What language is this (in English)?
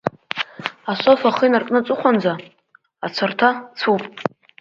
Abkhazian